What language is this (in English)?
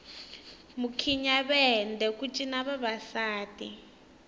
Tsonga